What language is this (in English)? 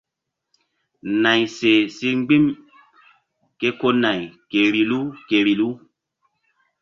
Mbum